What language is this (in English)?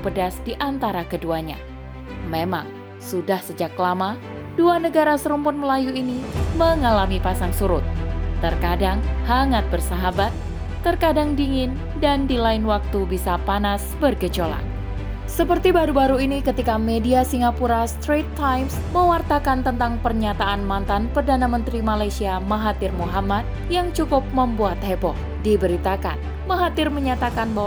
Indonesian